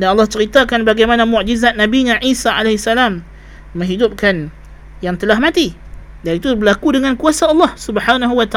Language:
Malay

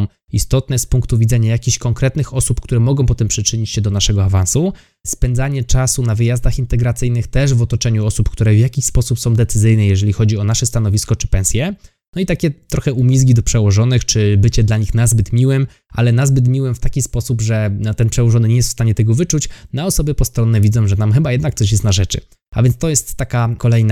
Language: Polish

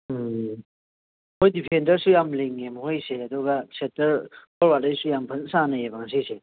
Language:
Manipuri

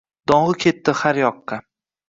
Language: Uzbek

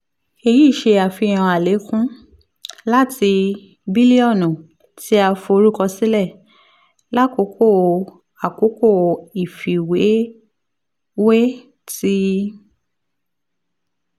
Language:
Yoruba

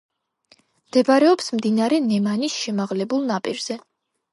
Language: Georgian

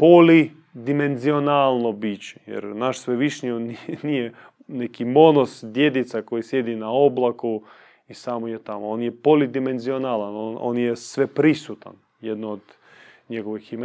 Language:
Croatian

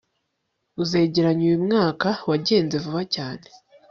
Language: Kinyarwanda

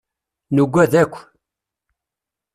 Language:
Kabyle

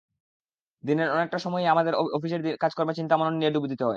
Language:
Bangla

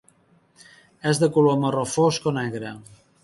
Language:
Catalan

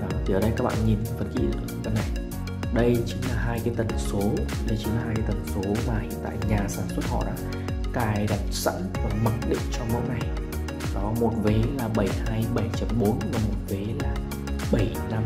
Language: Vietnamese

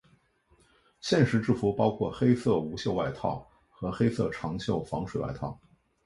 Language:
Chinese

